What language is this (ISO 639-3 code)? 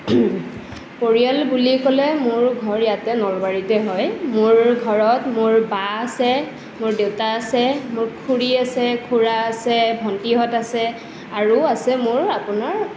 asm